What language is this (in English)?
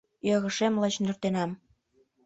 Mari